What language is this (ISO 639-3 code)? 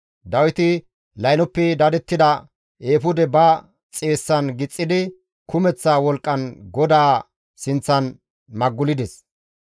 gmv